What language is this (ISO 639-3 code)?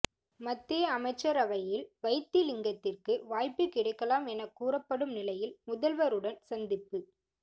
tam